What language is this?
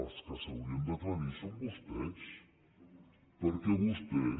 Catalan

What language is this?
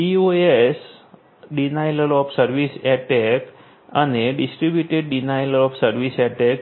Gujarati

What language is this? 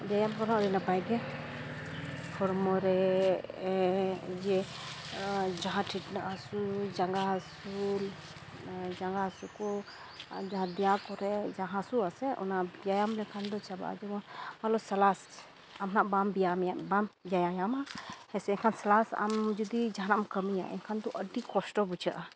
Santali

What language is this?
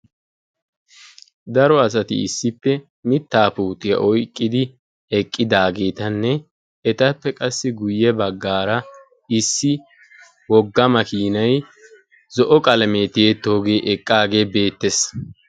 Wolaytta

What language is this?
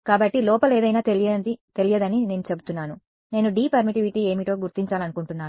Telugu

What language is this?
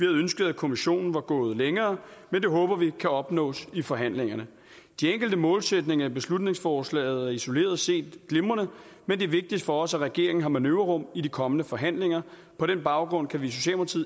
Danish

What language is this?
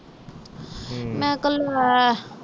Punjabi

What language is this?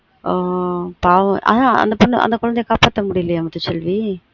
Tamil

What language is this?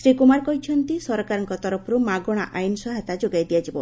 Odia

